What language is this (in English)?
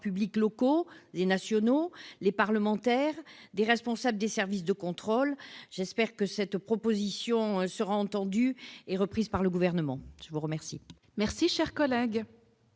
French